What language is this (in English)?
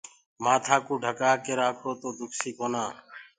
Gurgula